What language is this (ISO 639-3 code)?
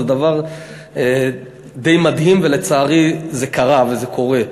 heb